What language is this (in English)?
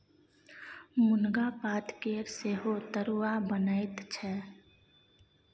Maithili